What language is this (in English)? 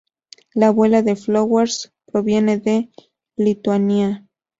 Spanish